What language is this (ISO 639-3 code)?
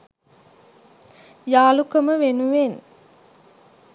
sin